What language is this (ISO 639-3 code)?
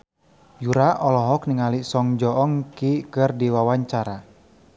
sun